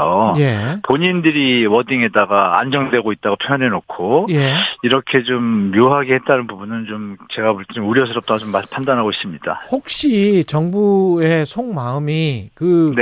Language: Korean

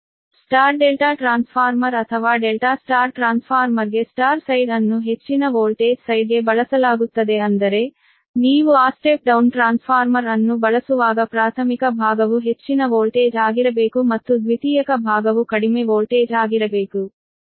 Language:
Kannada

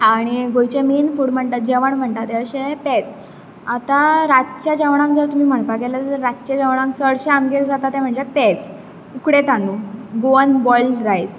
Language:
Konkani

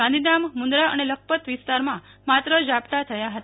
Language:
Gujarati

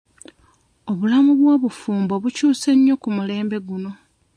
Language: Ganda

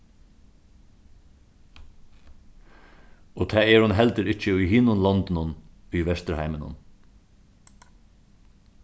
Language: Faroese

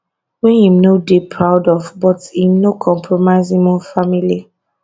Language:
Nigerian Pidgin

